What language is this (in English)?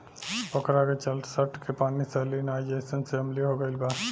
Bhojpuri